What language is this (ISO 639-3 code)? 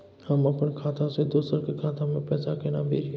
mai